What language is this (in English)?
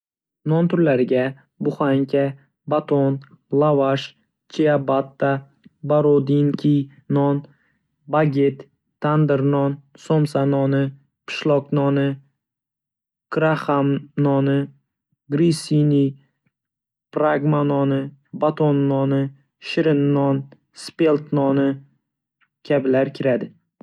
Uzbek